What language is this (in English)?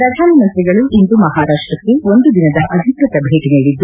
Kannada